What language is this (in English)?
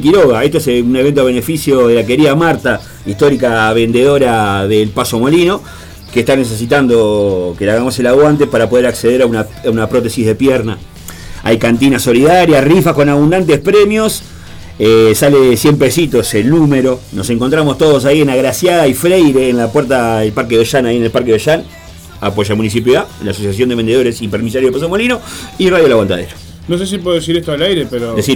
Spanish